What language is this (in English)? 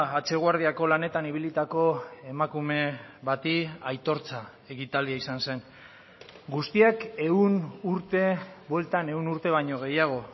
Basque